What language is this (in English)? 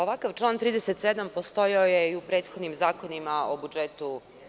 Serbian